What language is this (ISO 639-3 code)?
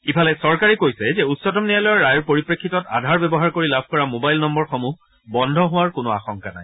asm